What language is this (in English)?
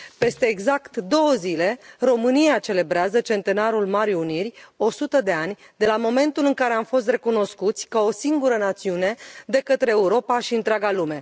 Romanian